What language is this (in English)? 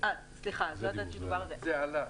Hebrew